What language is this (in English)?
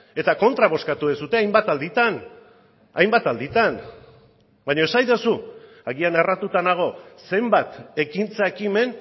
Basque